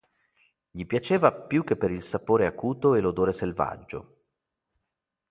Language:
Italian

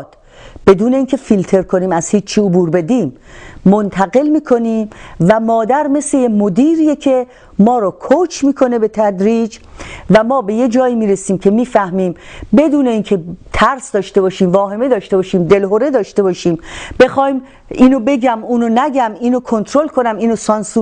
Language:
Persian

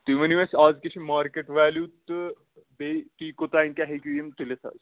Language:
Kashmiri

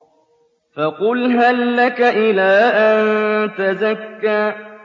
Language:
Arabic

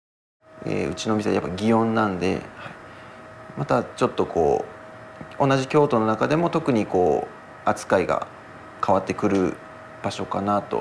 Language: Japanese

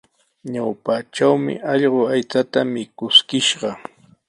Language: Sihuas Ancash Quechua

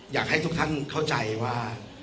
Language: Thai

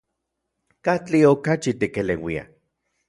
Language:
Central Puebla Nahuatl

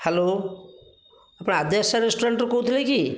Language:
Odia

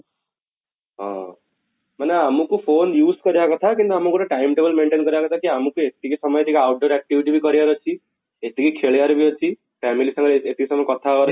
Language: Odia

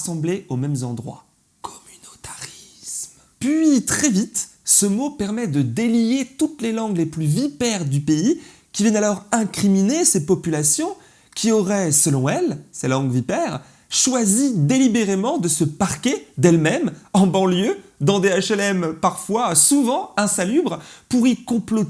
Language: French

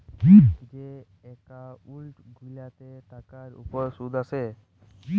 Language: Bangla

